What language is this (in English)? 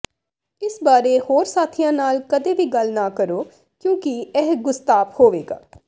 Punjabi